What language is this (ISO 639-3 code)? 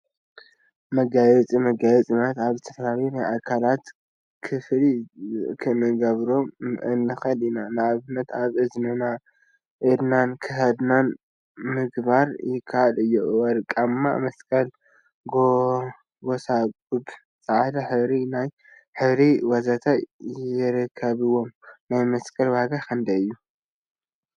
tir